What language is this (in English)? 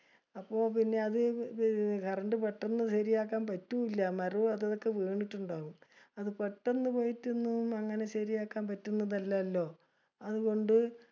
Malayalam